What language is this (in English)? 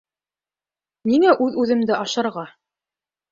Bashkir